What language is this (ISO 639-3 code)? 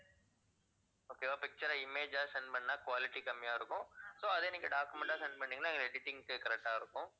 tam